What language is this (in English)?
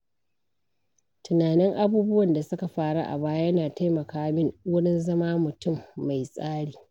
Hausa